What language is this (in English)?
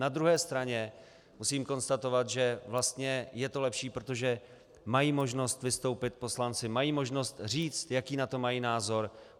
Czech